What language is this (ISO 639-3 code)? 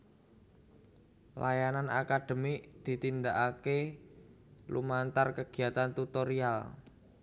jav